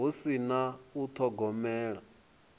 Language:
Venda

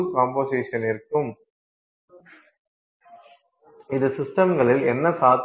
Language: Tamil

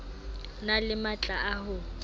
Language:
Southern Sotho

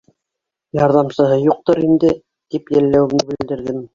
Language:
Bashkir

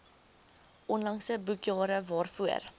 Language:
Afrikaans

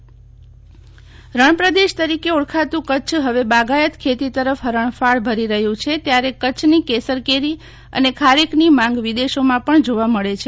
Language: Gujarati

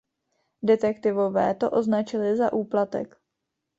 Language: Czech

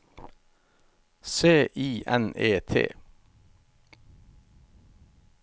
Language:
Norwegian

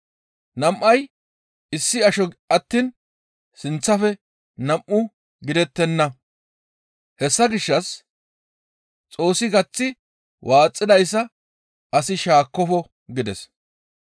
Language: Gamo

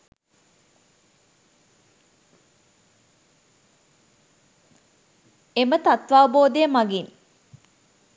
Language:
Sinhala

